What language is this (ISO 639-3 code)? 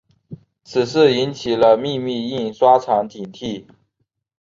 zho